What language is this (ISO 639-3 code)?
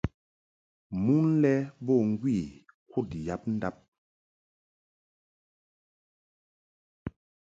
mhk